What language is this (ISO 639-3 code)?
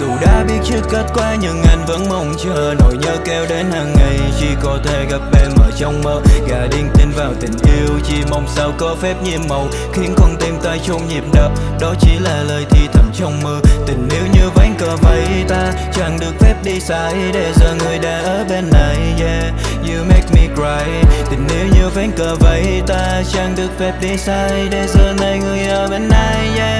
vie